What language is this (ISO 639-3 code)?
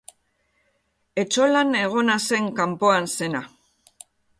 eus